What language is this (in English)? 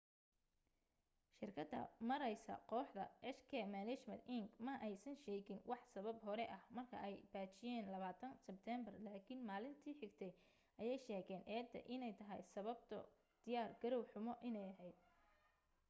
Somali